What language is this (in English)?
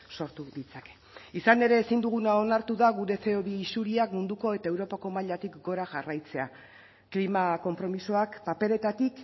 Basque